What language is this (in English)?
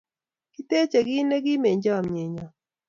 Kalenjin